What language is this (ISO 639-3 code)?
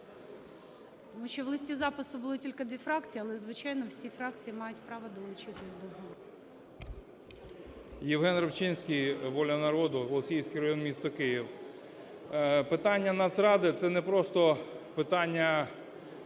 ukr